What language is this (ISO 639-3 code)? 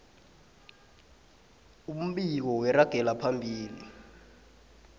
nbl